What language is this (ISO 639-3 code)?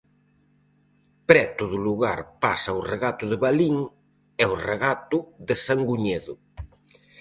glg